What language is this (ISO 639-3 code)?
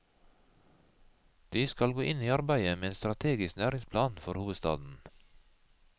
nor